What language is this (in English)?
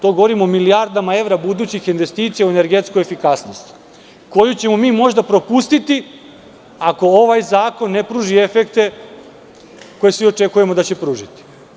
Serbian